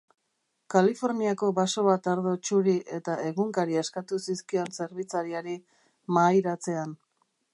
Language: Basque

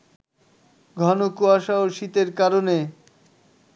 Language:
Bangla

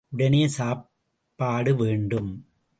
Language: Tamil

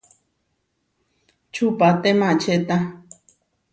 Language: Huarijio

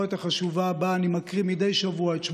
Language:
Hebrew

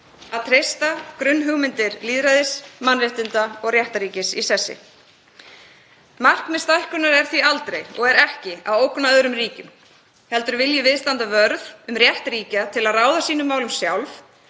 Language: Icelandic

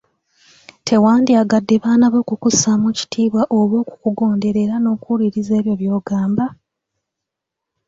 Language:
Ganda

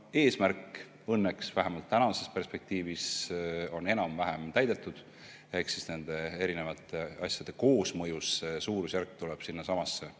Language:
Estonian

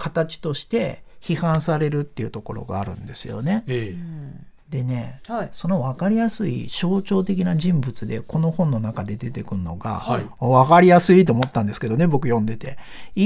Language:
Japanese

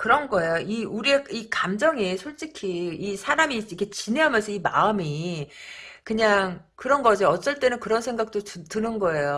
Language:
Korean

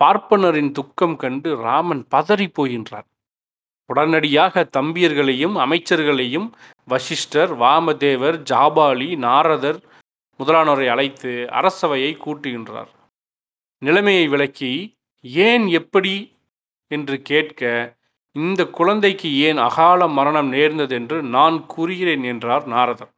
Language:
Tamil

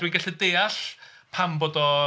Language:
Welsh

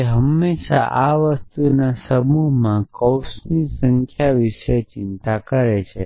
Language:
Gujarati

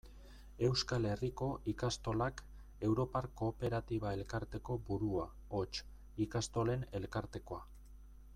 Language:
Basque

